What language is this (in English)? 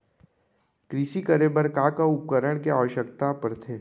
Chhattisgarhi